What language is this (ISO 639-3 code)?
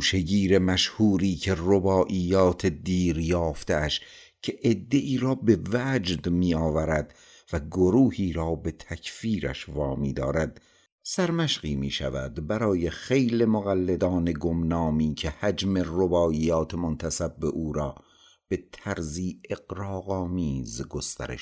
fas